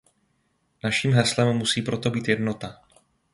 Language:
Czech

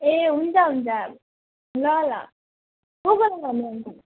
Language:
Nepali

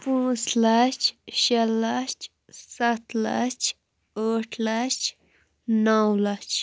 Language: Kashmiri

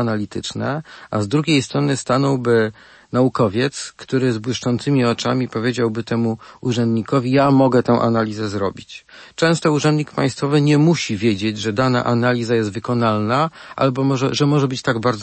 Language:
Polish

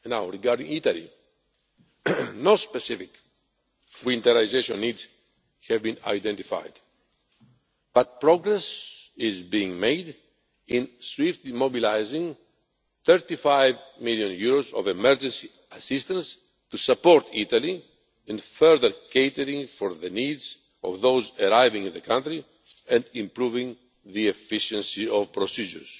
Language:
English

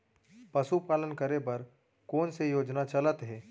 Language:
Chhattisgarhi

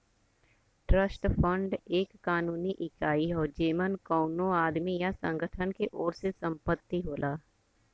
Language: Bhojpuri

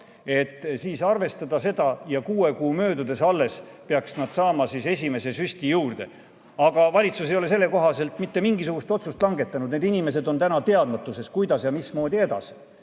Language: Estonian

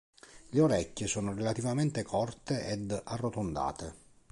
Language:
Italian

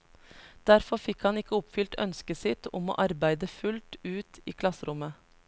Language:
Norwegian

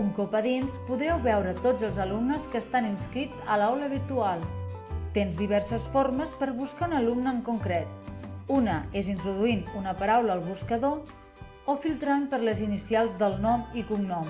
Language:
Catalan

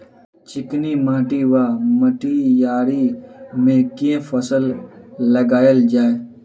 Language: Maithili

